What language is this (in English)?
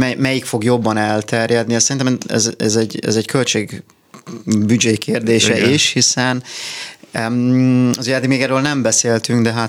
Hungarian